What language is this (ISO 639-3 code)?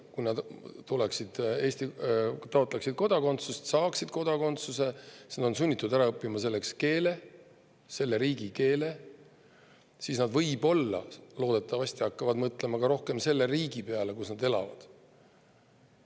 est